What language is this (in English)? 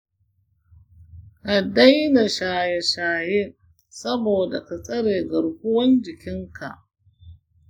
Hausa